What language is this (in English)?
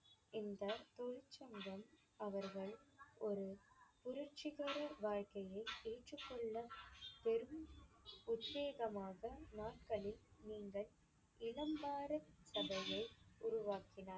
Tamil